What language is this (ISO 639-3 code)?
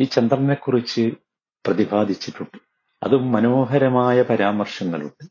mal